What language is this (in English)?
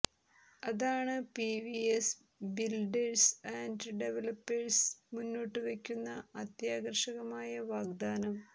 Malayalam